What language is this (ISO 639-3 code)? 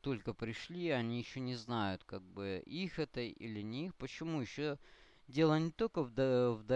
rus